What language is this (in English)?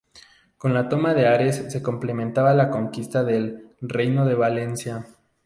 Spanish